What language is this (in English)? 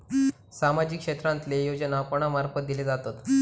Marathi